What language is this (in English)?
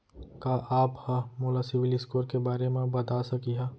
Chhattisgarhi